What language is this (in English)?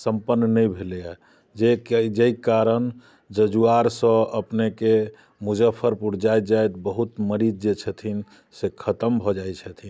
Maithili